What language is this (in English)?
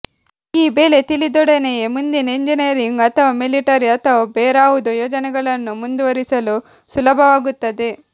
Kannada